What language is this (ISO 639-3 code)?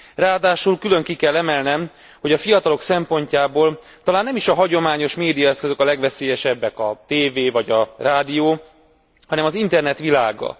hun